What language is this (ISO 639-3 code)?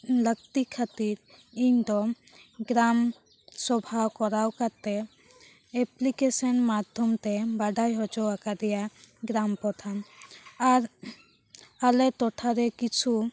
sat